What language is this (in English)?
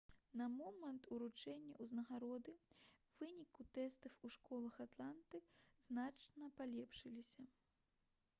Belarusian